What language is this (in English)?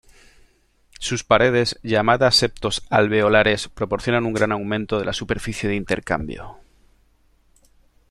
Spanish